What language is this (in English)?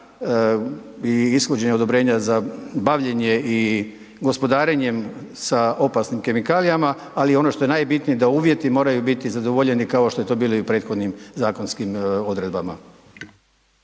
Croatian